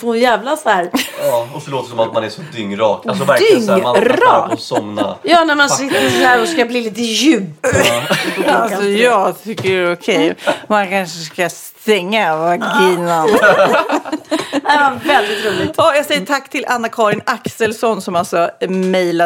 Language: Swedish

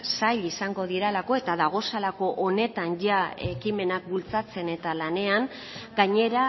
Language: Basque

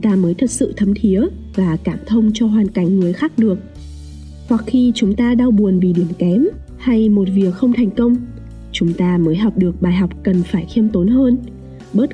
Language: Vietnamese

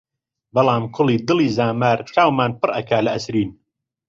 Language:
Central Kurdish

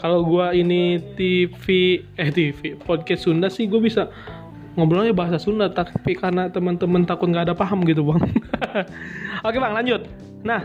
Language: Indonesian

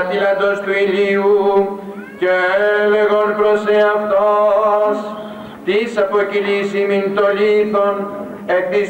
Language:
Greek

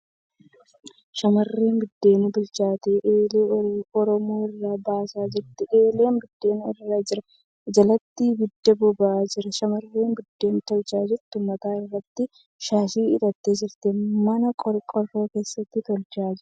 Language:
Oromo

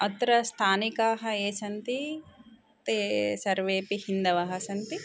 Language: Sanskrit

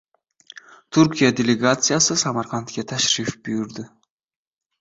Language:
Uzbek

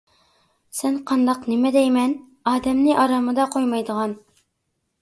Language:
Uyghur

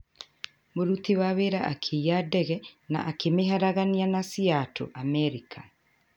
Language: Kikuyu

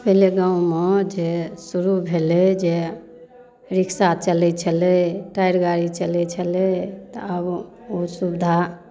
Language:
Maithili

